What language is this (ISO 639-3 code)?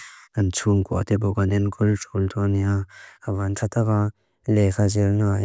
lus